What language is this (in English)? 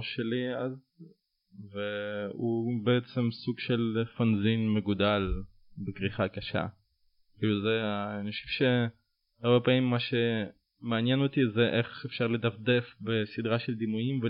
Hebrew